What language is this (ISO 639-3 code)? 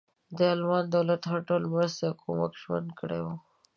pus